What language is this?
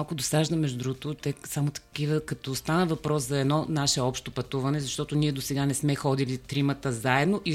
Bulgarian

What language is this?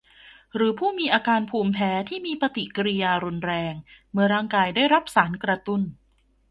Thai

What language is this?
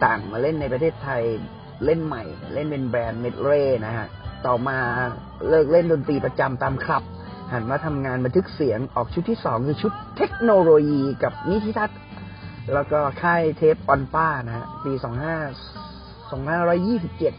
Thai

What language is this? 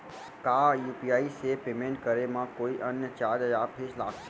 Chhattisgarhi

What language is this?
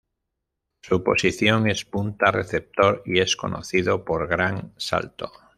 Spanish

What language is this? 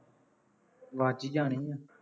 Punjabi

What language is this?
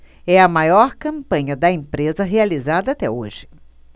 Portuguese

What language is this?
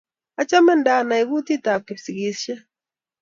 Kalenjin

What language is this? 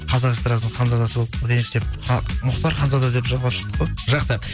Kazakh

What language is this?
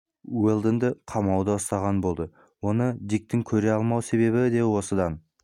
Kazakh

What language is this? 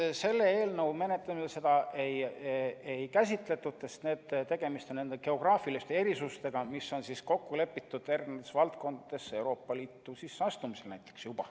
Estonian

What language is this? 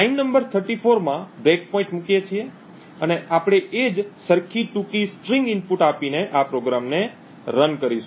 Gujarati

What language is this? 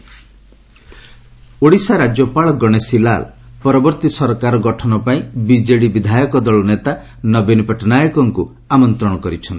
Odia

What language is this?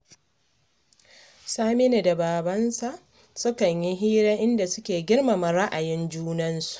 Hausa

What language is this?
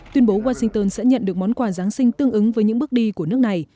Vietnamese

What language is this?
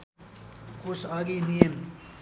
Nepali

